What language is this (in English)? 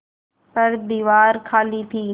Hindi